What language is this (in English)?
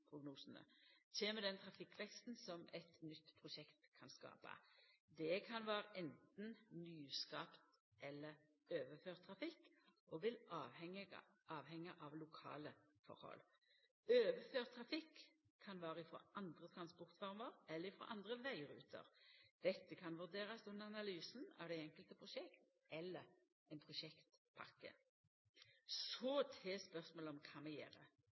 Norwegian Nynorsk